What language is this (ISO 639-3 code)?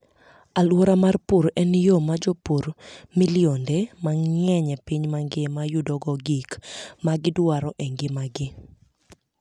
luo